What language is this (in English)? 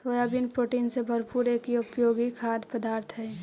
Magahi